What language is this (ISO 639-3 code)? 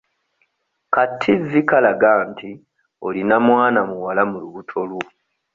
lug